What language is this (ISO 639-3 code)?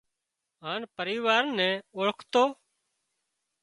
kxp